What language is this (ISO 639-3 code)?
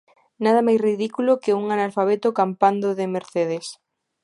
glg